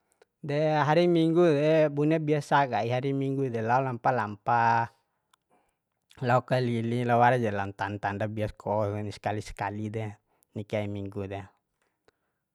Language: Bima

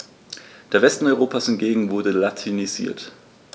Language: German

